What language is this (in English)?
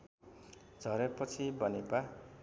Nepali